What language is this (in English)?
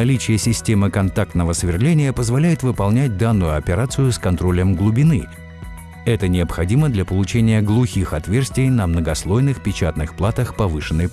Russian